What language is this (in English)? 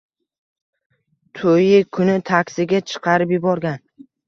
Uzbek